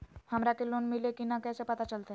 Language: Magahi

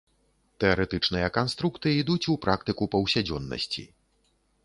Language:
Belarusian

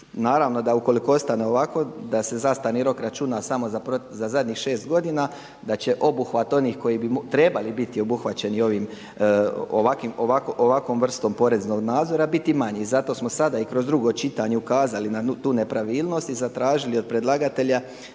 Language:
Croatian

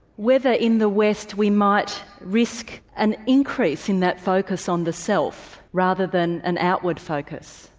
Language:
English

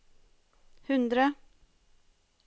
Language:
Norwegian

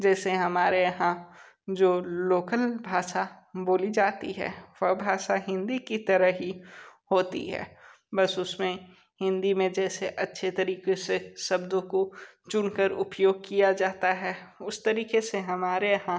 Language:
Hindi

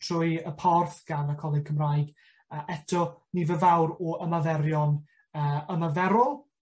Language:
Welsh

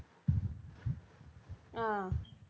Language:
Tamil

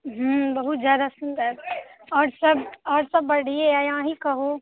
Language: Maithili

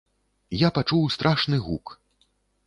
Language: Belarusian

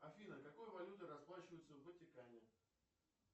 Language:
Russian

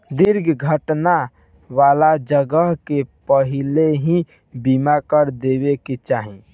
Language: Bhojpuri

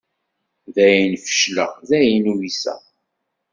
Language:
Kabyle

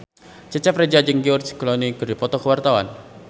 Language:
Sundanese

